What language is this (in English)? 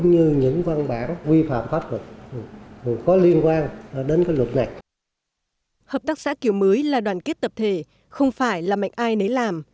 Vietnamese